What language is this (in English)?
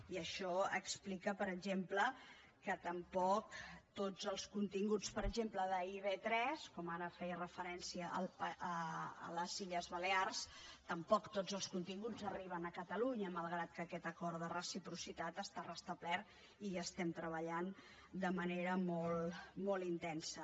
Catalan